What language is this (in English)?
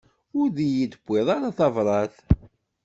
Kabyle